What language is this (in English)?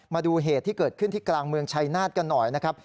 Thai